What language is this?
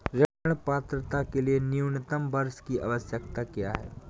Hindi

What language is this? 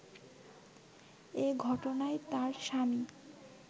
Bangla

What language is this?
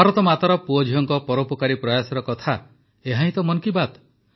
Odia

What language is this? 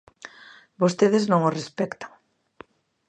Galician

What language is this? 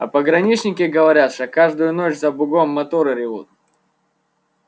Russian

